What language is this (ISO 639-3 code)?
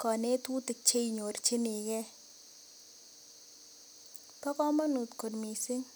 kln